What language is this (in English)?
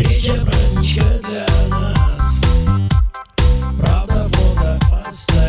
Italian